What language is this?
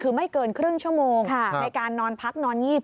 Thai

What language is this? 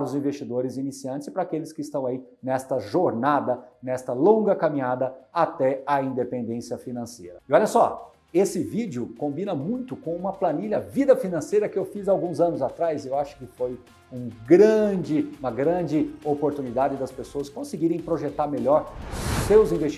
Portuguese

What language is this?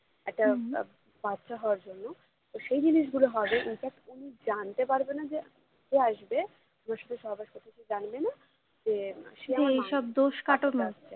Bangla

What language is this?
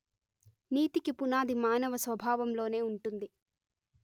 Telugu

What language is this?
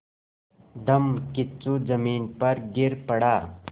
Hindi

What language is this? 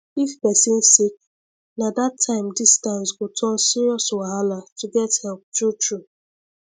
Nigerian Pidgin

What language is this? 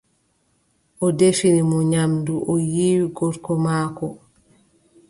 Adamawa Fulfulde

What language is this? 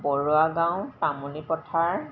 Assamese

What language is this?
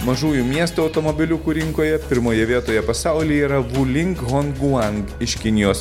Lithuanian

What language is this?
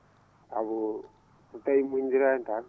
Fula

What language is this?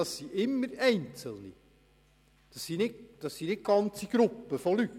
Swiss German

